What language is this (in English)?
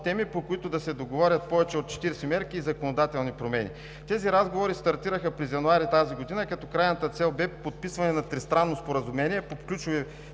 Bulgarian